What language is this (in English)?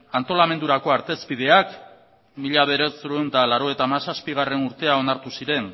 Basque